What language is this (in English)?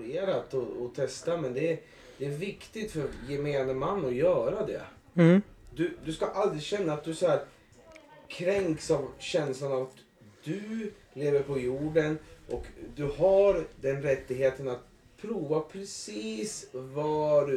Swedish